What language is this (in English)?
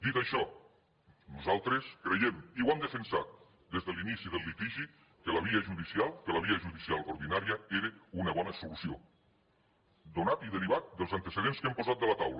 Catalan